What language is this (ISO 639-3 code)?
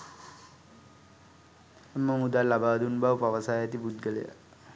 sin